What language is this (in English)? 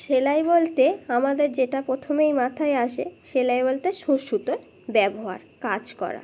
Bangla